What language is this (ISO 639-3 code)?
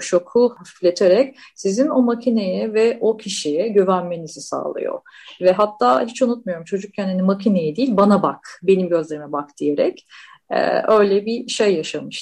tur